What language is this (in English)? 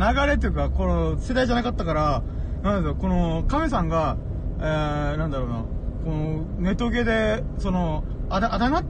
Japanese